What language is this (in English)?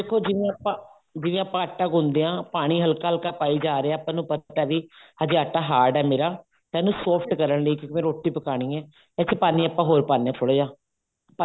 Punjabi